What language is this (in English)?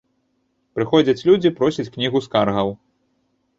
Belarusian